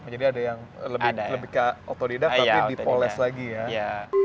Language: Indonesian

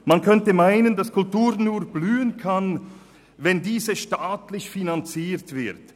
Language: Swiss German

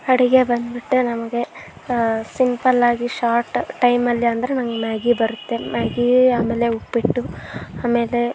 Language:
Kannada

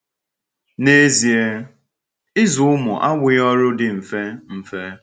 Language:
Igbo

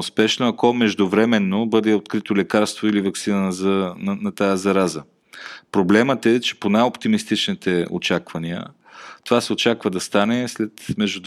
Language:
Bulgarian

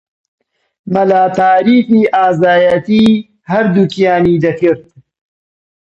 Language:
Central Kurdish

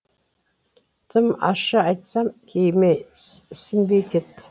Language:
Kazakh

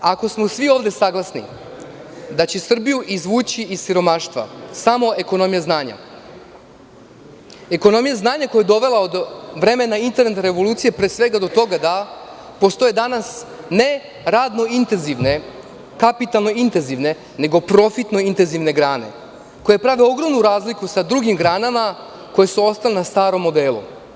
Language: Serbian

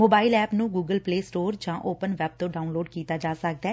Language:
Punjabi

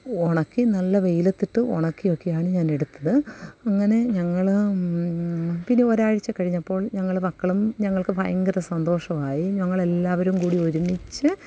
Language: Malayalam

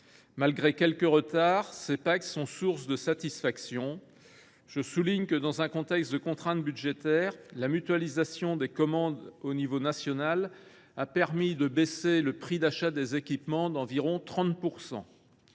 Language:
French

